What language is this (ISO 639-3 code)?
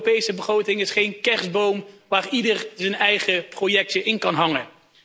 nld